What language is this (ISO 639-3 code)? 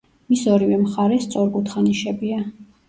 kat